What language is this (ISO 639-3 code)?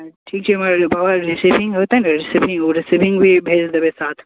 mai